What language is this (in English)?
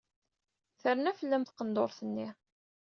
Kabyle